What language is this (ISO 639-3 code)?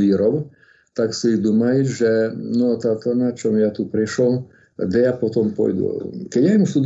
slk